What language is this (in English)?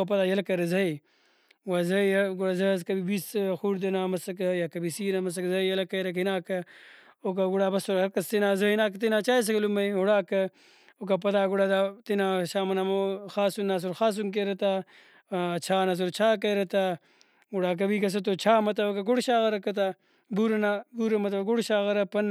Brahui